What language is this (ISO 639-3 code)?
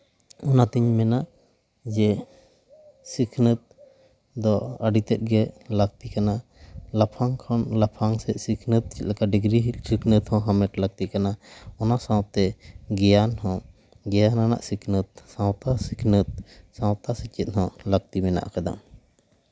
sat